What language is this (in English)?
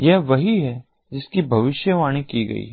Hindi